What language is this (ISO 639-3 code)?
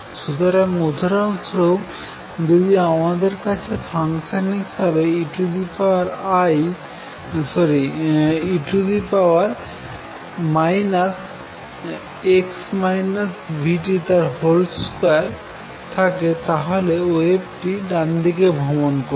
ben